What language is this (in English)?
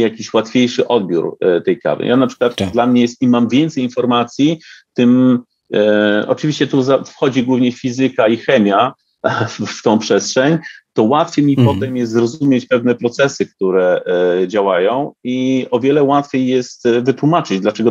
Polish